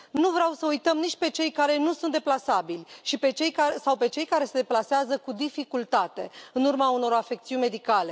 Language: Romanian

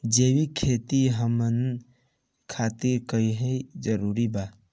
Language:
Bhojpuri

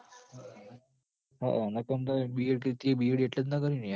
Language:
Gujarati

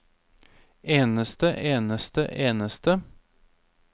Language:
Norwegian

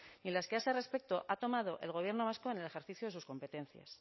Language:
Spanish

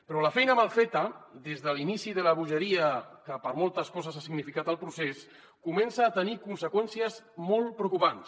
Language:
Catalan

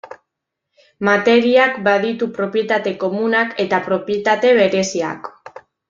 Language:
Basque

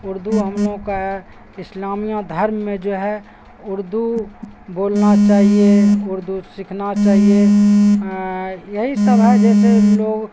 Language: Urdu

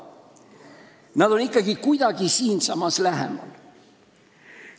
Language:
Estonian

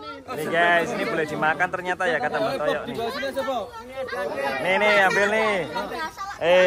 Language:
Indonesian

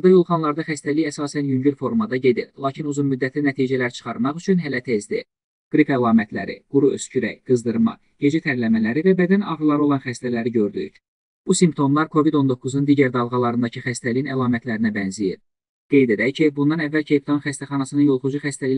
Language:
Turkish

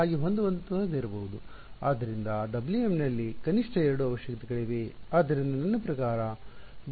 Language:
Kannada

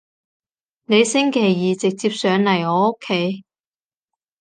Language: Cantonese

